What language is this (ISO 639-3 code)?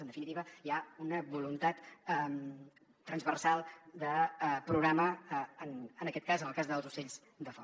cat